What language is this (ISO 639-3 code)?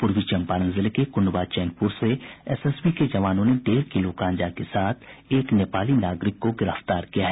hin